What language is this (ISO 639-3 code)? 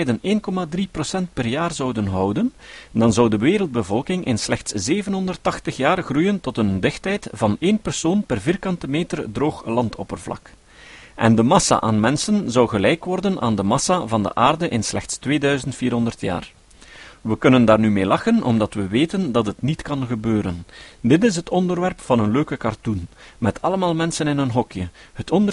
nld